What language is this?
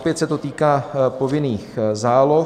Czech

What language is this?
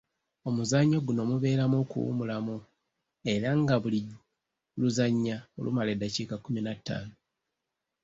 Ganda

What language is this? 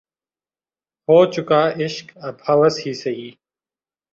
Urdu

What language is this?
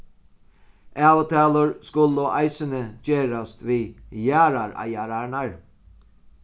Faroese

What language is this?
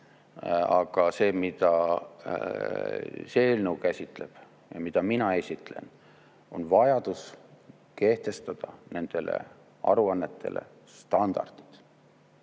Estonian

